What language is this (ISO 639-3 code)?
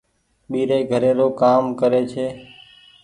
gig